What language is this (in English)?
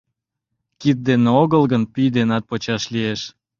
Mari